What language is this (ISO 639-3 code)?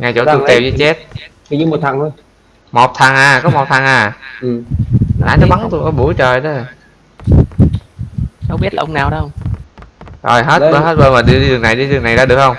vie